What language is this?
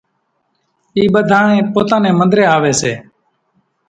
Kachi Koli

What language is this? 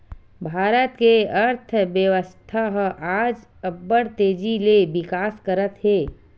Chhattisgarhi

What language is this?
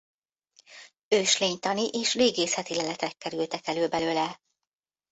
Hungarian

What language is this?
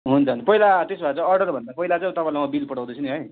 Nepali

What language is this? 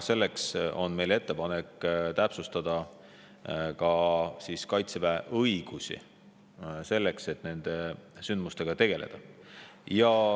Estonian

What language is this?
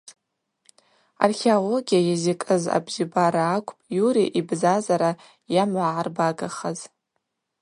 Abaza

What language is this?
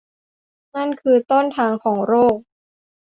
Thai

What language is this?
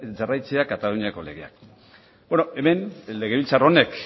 Basque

